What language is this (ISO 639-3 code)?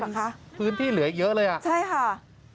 tha